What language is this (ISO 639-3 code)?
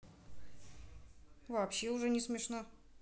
rus